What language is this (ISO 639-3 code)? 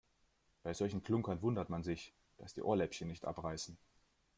deu